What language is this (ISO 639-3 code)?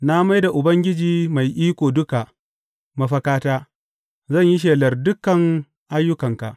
hau